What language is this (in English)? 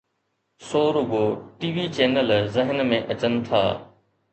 Sindhi